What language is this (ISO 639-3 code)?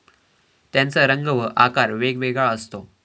mar